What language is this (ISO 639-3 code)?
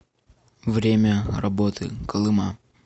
rus